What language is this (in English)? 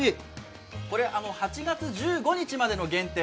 Japanese